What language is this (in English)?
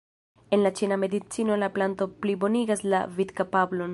Esperanto